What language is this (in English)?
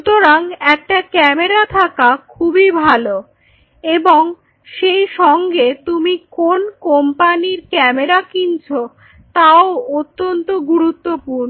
Bangla